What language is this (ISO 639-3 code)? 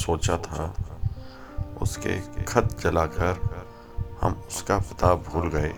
hin